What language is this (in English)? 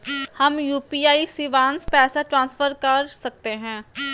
Magahi